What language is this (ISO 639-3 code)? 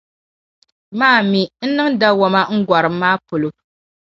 dag